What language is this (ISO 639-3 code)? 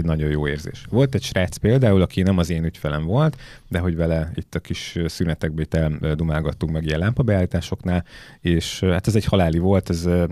hun